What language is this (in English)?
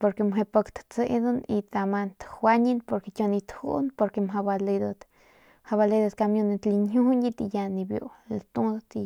Northern Pame